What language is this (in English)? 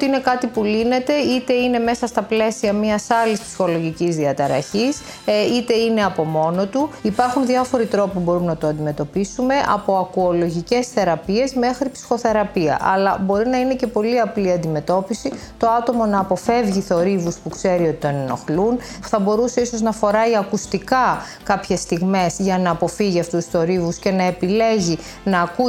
Greek